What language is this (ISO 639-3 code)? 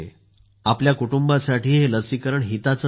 mar